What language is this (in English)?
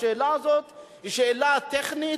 Hebrew